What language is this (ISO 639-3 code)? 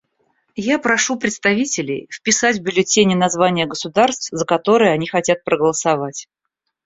rus